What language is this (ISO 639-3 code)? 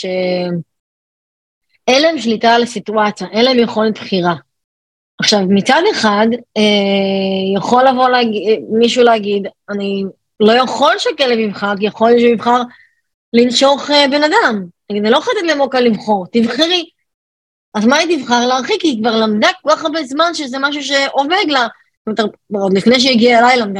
heb